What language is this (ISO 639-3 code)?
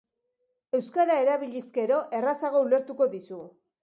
eus